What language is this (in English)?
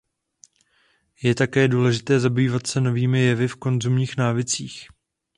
Czech